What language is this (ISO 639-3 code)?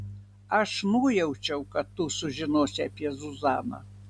lit